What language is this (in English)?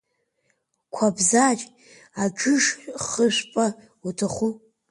Abkhazian